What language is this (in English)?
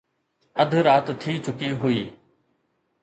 Sindhi